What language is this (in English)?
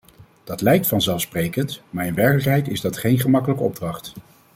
Dutch